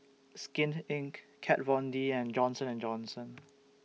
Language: English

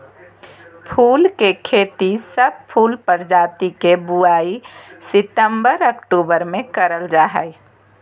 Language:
Magahi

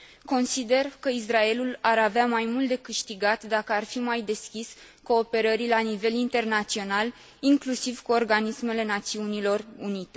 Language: Romanian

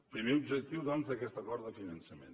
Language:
Catalan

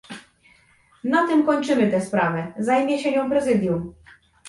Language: Polish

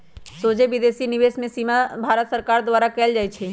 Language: Magahi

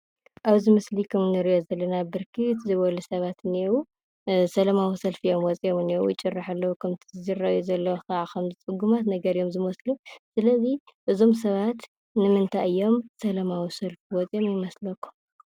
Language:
Tigrinya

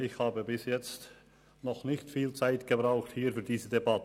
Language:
Swiss German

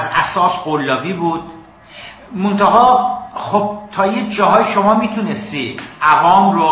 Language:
Persian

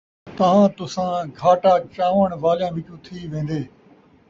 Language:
Saraiki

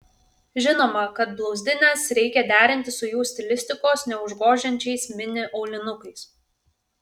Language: Lithuanian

